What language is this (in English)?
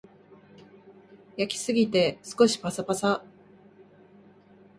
Japanese